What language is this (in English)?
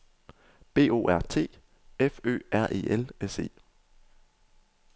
Danish